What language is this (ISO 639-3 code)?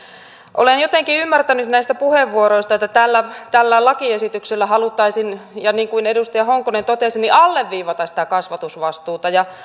fin